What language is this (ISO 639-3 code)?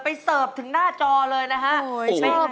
tha